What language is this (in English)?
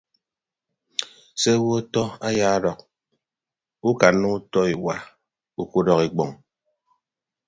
Ibibio